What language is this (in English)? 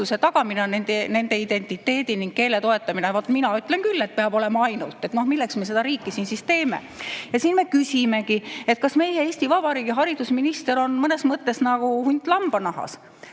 Estonian